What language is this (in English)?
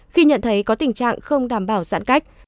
Vietnamese